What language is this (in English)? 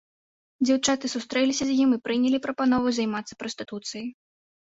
Belarusian